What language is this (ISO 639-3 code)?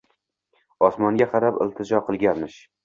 uzb